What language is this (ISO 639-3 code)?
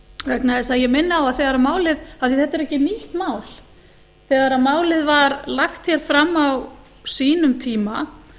isl